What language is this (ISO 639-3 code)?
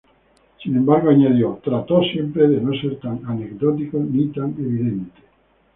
spa